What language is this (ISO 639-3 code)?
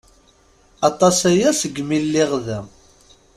kab